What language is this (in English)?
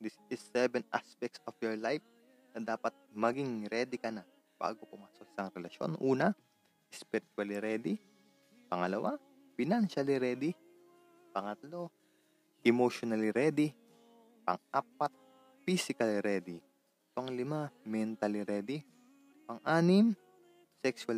Filipino